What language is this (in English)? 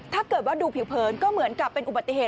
Thai